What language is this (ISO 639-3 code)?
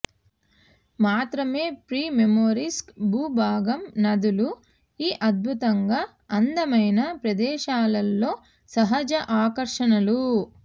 tel